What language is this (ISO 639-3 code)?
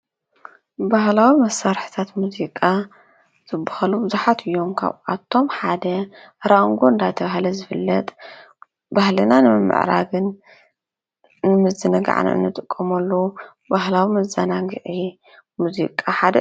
tir